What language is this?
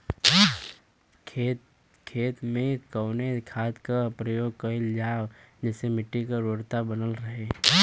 Bhojpuri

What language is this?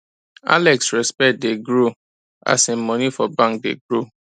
Nigerian Pidgin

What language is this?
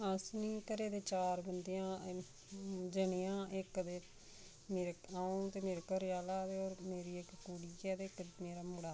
Dogri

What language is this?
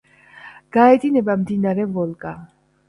Georgian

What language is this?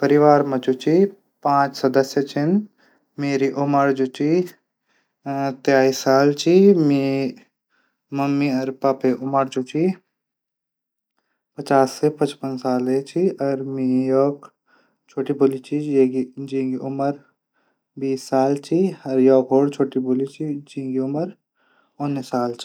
Garhwali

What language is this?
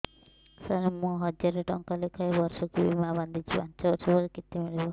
Odia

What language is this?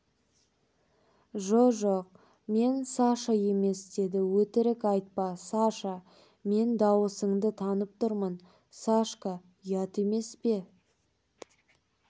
Kazakh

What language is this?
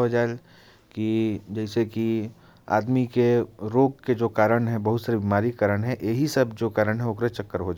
Korwa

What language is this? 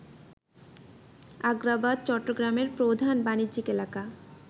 Bangla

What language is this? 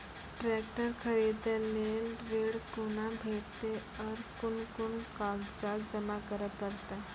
Maithili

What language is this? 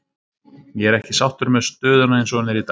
Icelandic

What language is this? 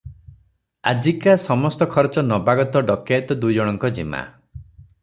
Odia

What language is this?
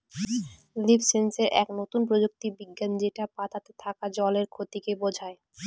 Bangla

